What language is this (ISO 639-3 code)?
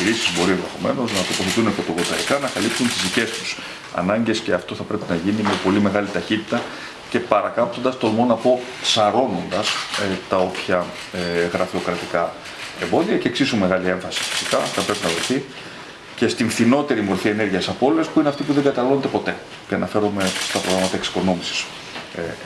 ell